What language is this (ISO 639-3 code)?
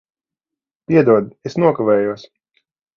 lav